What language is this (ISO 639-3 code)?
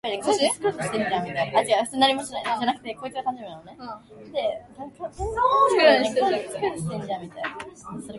jpn